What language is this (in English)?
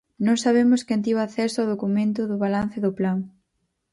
Galician